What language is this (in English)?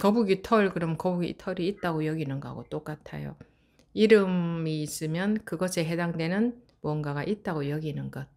Korean